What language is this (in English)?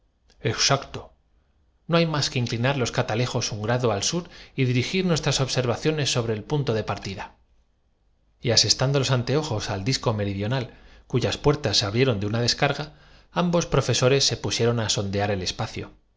Spanish